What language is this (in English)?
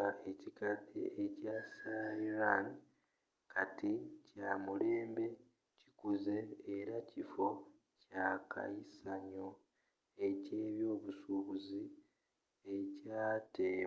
Ganda